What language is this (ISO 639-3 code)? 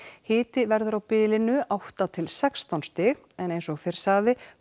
isl